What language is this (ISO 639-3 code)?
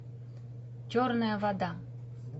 rus